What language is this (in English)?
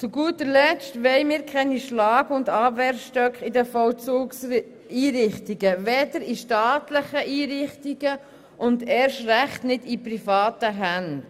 Swiss German